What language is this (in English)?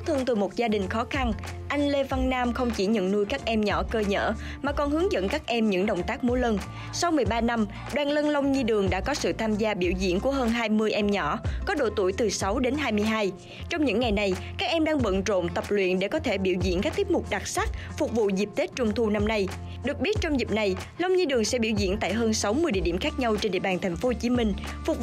Vietnamese